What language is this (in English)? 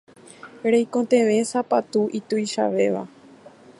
Guarani